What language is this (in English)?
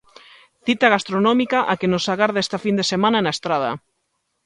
Galician